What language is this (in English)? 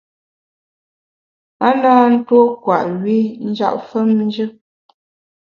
Bamun